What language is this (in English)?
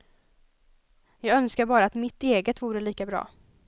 Swedish